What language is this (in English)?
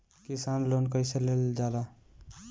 Bhojpuri